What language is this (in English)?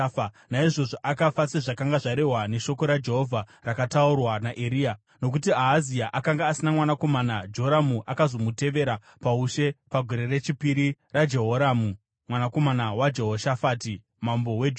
Shona